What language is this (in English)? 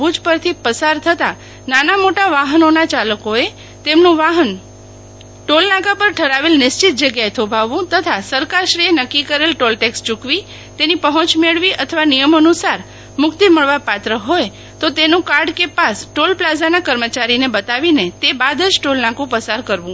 Gujarati